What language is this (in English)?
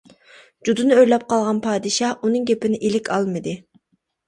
Uyghur